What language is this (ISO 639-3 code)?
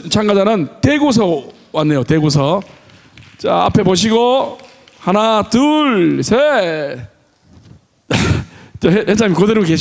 kor